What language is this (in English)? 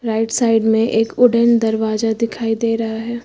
Hindi